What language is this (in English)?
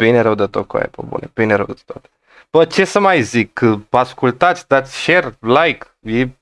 Romanian